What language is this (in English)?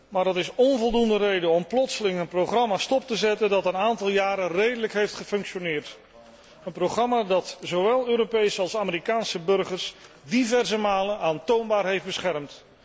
Dutch